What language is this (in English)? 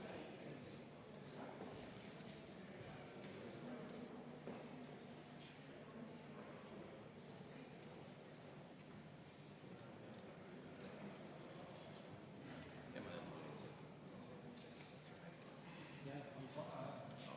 Estonian